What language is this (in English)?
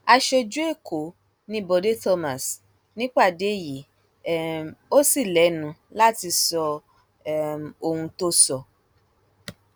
Yoruba